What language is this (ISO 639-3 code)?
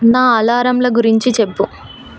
tel